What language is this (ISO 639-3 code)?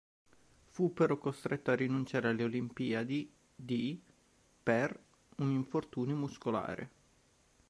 ita